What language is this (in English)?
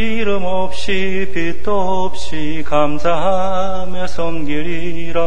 Korean